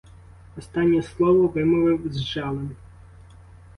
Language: Ukrainian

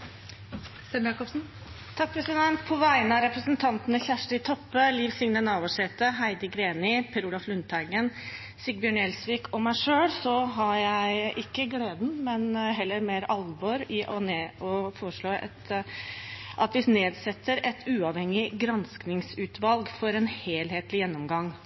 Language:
Norwegian Nynorsk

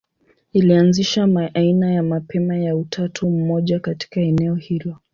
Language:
Swahili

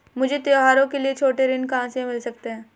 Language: Hindi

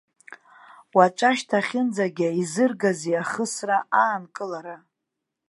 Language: Abkhazian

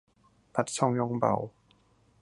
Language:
Thai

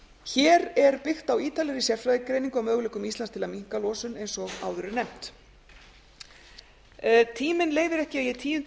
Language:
Icelandic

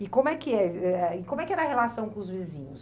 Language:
Portuguese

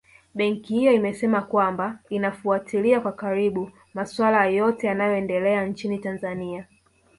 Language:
Swahili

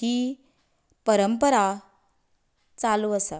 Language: Konkani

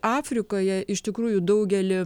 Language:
Lithuanian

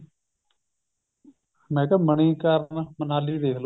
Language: Punjabi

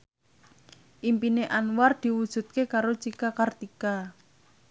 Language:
Javanese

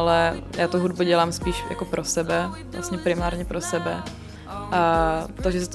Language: Czech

